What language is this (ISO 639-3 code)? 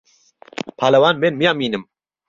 ckb